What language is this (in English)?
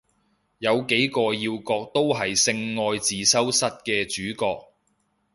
Cantonese